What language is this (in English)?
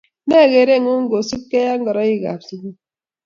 Kalenjin